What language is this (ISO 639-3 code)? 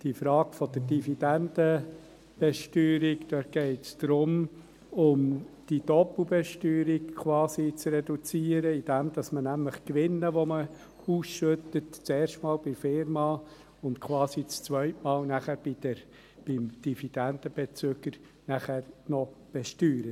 gsw